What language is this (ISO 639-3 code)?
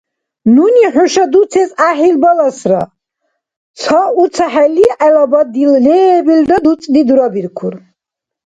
dar